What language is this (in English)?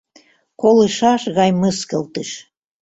Mari